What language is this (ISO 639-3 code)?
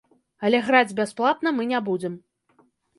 bel